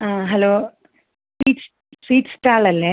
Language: Malayalam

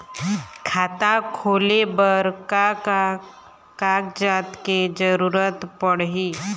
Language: Chhattisgarhi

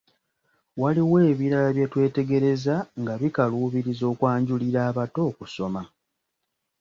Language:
Ganda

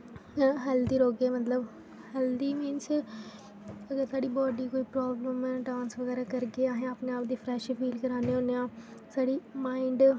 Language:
Dogri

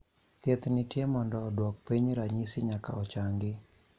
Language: Luo (Kenya and Tanzania)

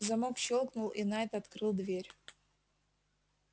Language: Russian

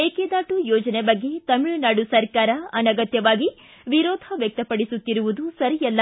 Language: Kannada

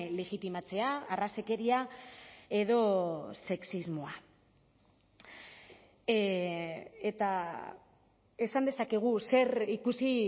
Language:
Basque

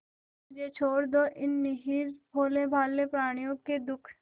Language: Hindi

